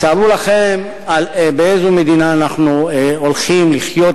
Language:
Hebrew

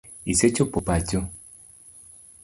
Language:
Luo (Kenya and Tanzania)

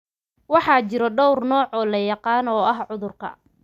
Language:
Somali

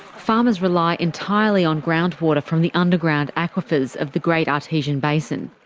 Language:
English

